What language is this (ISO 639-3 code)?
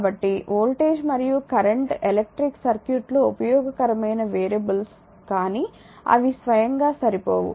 tel